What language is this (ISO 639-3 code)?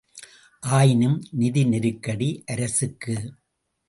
tam